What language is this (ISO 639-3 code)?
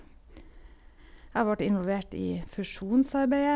nor